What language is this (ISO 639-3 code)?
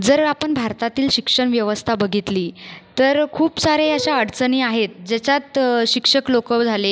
mar